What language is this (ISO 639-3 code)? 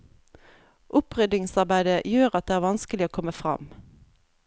nor